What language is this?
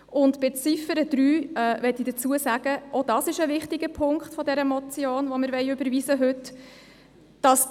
Swiss German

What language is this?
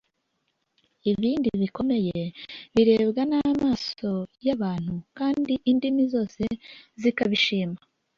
Kinyarwanda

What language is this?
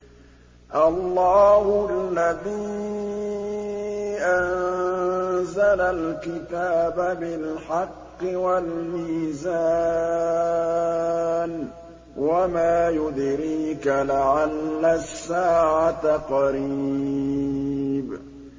Arabic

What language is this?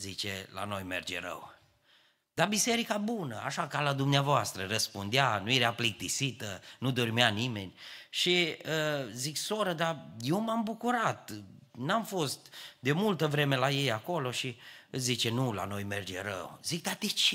Romanian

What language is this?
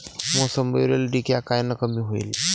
Marathi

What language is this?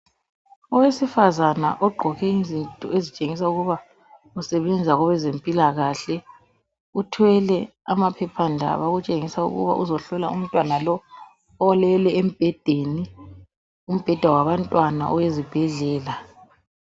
North Ndebele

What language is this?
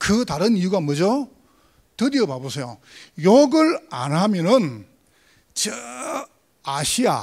Korean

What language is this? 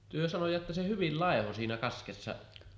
Finnish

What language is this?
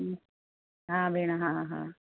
Sindhi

